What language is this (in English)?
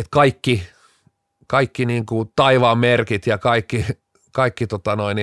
Finnish